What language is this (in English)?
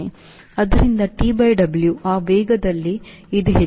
Kannada